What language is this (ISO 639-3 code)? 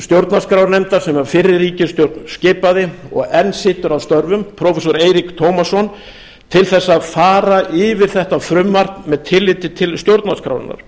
isl